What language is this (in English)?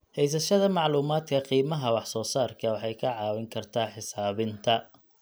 Somali